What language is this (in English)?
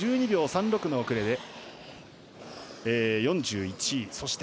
Japanese